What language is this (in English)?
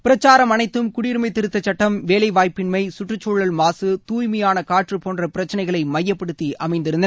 Tamil